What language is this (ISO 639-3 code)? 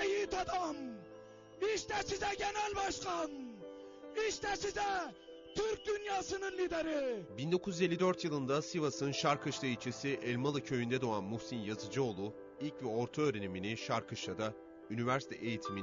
tur